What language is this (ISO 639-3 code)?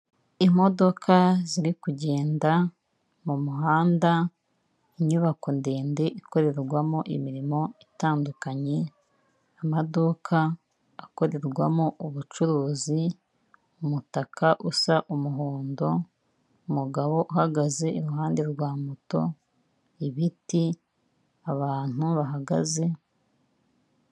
kin